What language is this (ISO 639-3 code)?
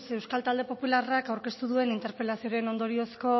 eus